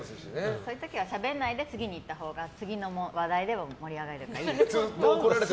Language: Japanese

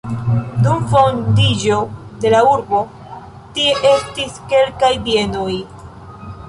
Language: Esperanto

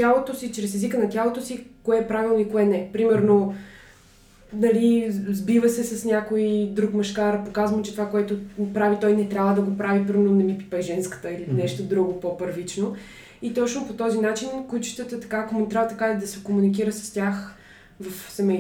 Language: Bulgarian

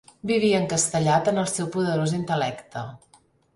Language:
Catalan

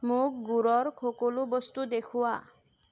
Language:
Assamese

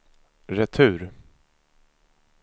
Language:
Swedish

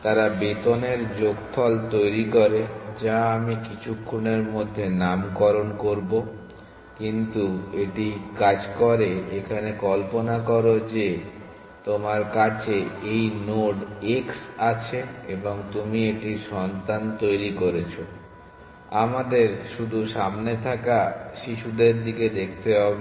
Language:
Bangla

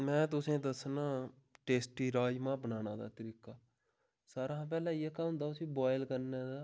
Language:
Dogri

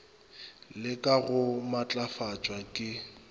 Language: Northern Sotho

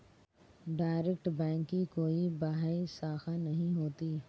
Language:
Hindi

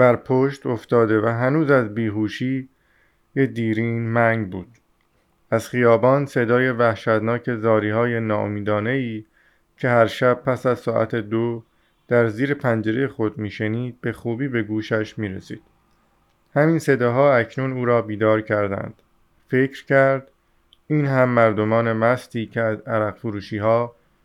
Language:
Persian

